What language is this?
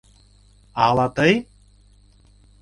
Mari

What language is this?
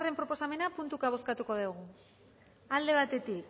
Basque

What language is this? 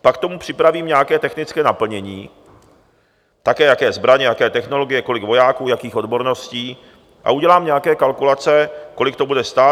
Czech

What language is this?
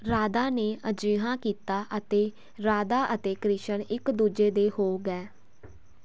Punjabi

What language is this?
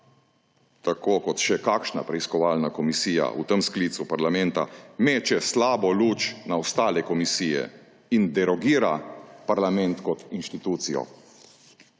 Slovenian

